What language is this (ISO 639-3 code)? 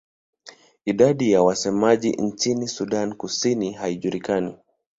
swa